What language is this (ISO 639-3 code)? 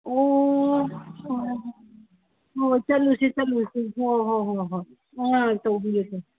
mni